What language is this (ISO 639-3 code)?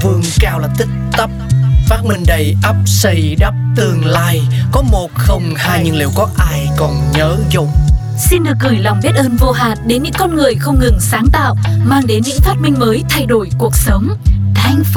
vie